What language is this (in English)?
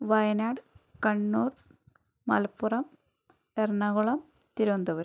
Malayalam